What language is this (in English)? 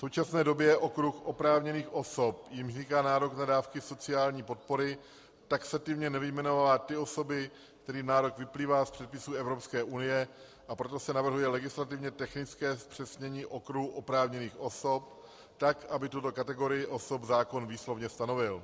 Czech